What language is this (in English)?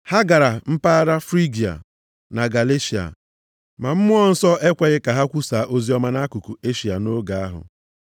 Igbo